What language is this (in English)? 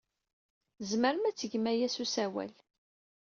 Kabyle